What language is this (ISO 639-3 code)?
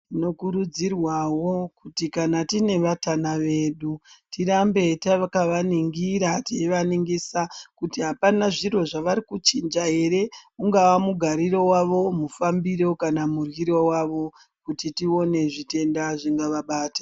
ndc